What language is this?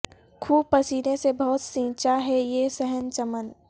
Urdu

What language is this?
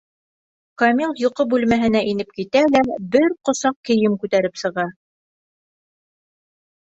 Bashkir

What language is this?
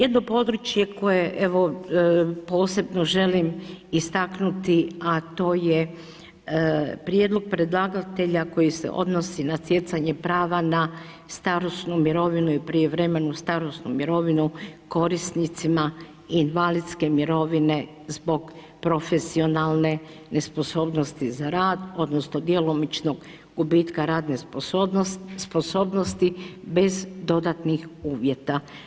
Croatian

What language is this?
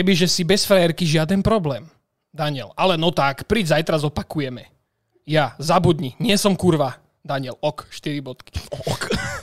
Slovak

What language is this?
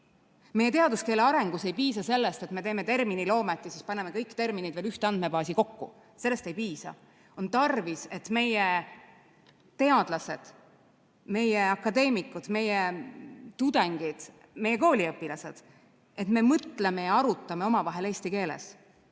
Estonian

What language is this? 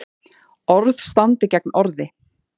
Icelandic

